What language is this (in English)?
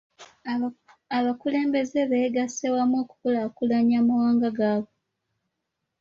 Ganda